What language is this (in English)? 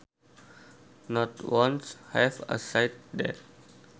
Sundanese